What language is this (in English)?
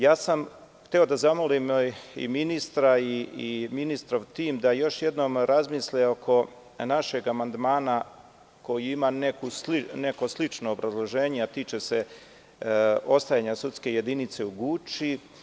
Serbian